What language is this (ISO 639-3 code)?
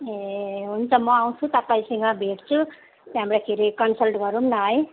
nep